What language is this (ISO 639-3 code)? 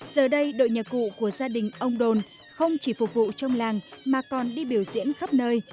vie